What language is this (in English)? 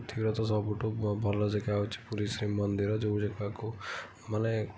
Odia